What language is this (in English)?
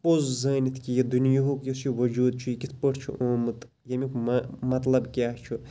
Kashmiri